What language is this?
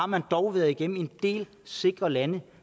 Danish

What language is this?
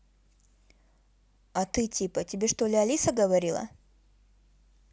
Russian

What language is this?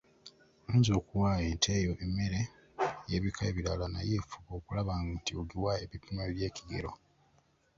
Ganda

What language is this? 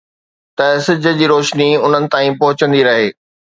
Sindhi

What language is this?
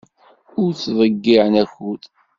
Kabyle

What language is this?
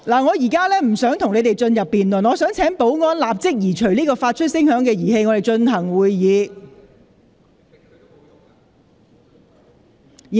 Cantonese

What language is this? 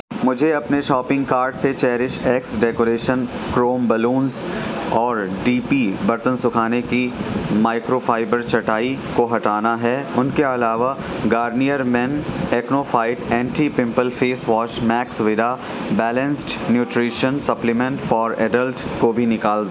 Urdu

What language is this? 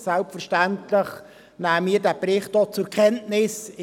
Swiss German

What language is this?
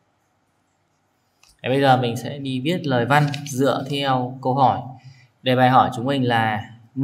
Vietnamese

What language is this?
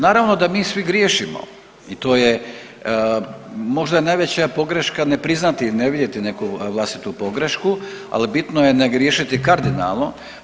Croatian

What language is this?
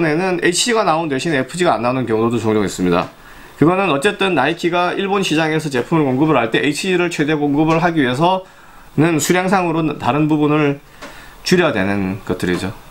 Korean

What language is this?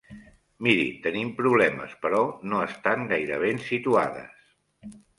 Catalan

